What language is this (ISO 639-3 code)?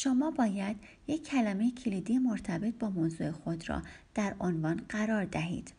fas